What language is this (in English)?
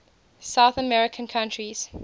English